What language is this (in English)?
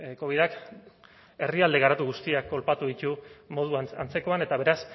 Basque